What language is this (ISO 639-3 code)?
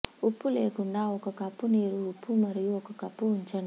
tel